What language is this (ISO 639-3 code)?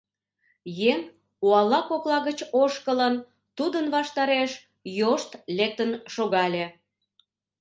chm